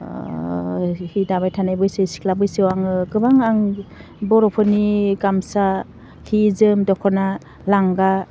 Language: Bodo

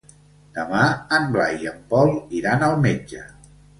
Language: Catalan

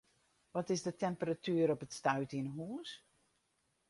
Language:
Western Frisian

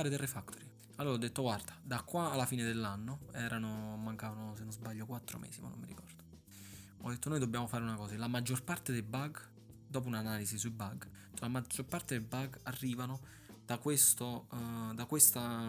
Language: Italian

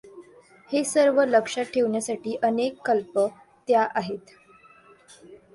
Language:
Marathi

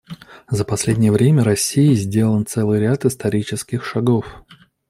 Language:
Russian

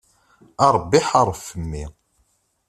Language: Kabyle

